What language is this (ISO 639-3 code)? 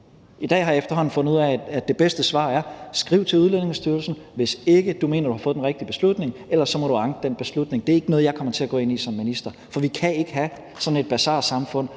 dan